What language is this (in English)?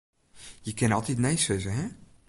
Western Frisian